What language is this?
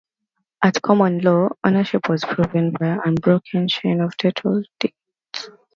English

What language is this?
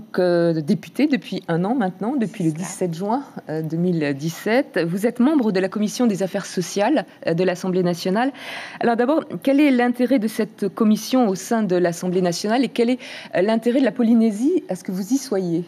French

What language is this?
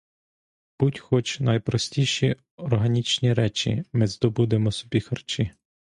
Ukrainian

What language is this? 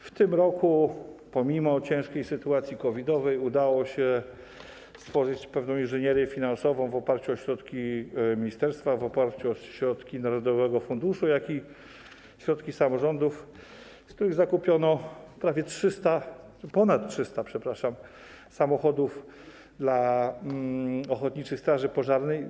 Polish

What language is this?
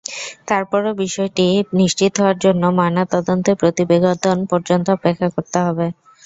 Bangla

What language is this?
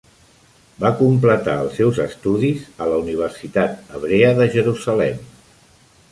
Catalan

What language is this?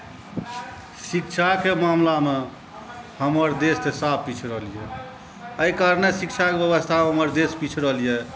Maithili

